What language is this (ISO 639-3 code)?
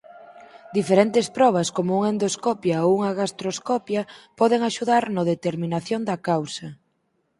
glg